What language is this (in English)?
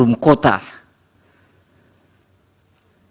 Indonesian